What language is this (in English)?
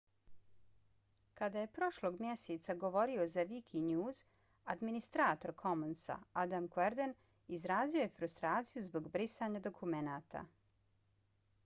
Bosnian